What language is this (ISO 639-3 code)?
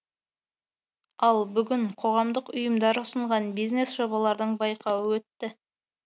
kaz